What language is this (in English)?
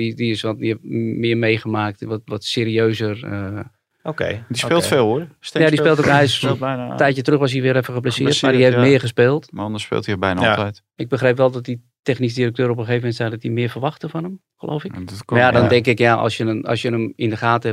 Dutch